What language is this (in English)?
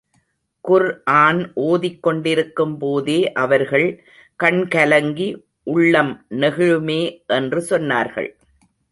Tamil